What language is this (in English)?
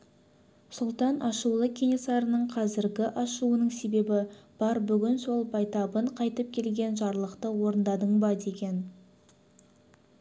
Kazakh